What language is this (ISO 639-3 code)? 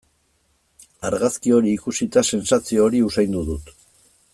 eus